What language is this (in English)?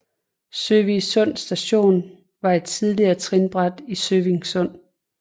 Danish